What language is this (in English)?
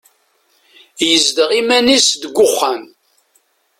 Kabyle